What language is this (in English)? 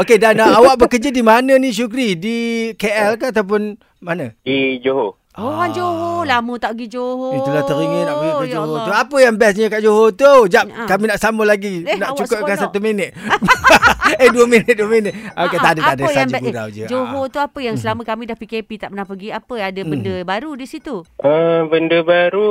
Malay